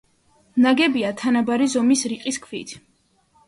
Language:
Georgian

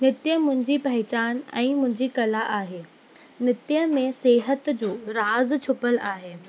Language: Sindhi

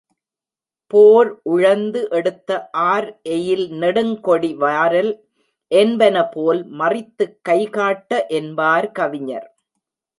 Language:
Tamil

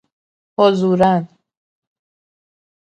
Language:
Persian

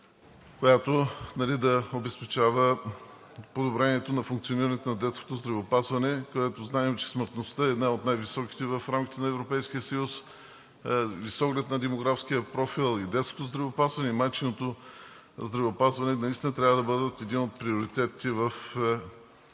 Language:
Bulgarian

